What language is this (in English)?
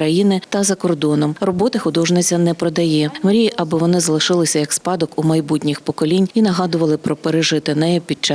Ukrainian